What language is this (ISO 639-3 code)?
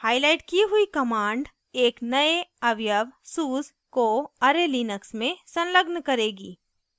hin